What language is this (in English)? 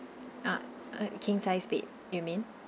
English